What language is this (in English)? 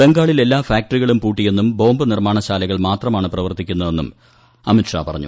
Malayalam